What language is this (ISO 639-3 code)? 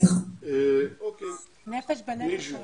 heb